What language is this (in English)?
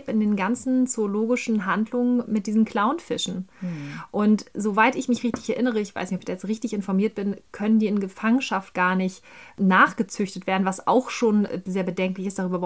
German